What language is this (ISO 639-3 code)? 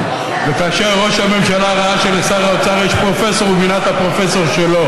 heb